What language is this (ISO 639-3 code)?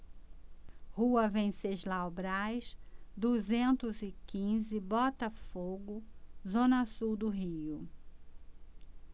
por